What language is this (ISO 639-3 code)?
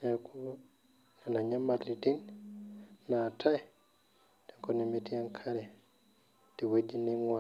mas